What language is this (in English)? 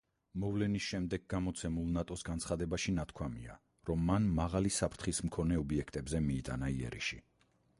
Georgian